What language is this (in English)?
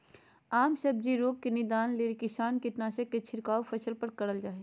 Magahi